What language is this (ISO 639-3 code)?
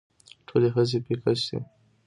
pus